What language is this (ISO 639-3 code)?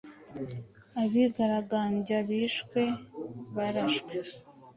kin